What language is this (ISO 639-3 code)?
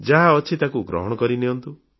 ori